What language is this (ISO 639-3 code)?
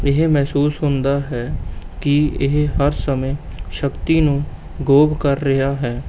pan